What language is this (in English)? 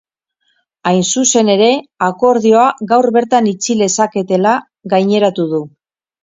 Basque